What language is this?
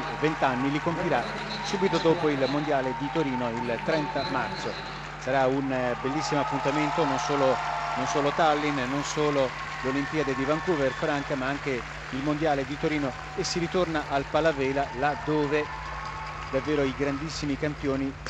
Italian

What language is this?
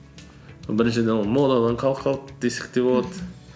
Kazakh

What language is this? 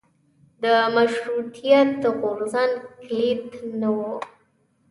Pashto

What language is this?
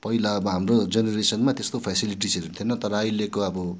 Nepali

